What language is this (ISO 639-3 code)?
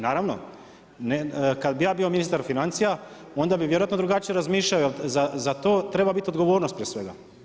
hrv